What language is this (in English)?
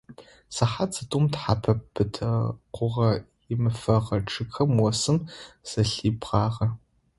Adyghe